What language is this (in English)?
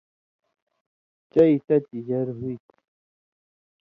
Indus Kohistani